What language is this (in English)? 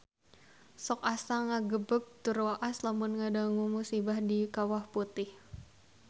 Sundanese